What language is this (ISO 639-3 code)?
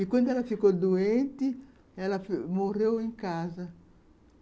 por